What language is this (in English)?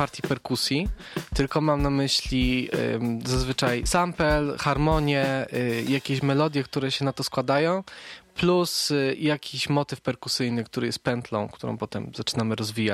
Polish